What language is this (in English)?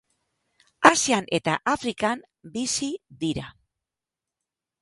Basque